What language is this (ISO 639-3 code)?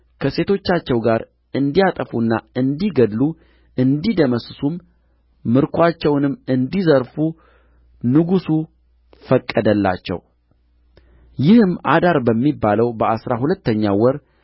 amh